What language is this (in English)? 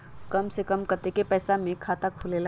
Magahi